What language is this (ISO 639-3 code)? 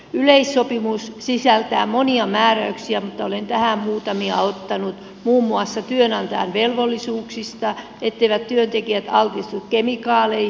fin